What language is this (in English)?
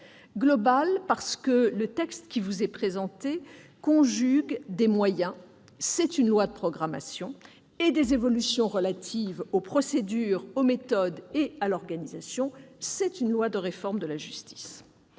French